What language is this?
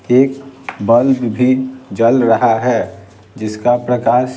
Hindi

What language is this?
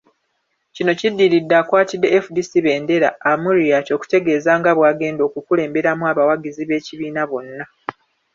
Ganda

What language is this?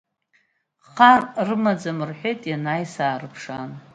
Abkhazian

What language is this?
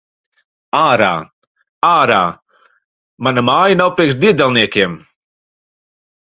Latvian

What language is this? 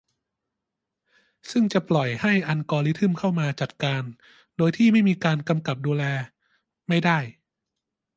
Thai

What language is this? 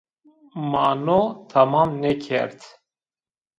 Zaza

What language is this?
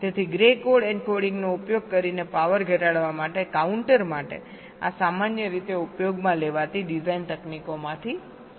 Gujarati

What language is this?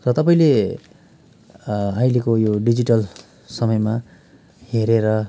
Nepali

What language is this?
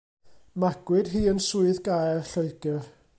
Welsh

